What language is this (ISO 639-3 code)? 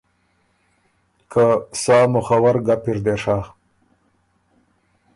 oru